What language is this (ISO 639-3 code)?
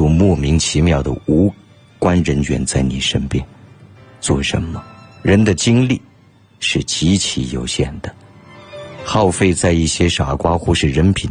zho